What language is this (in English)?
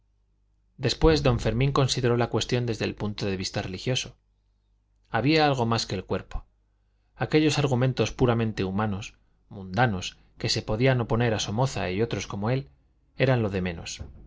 Spanish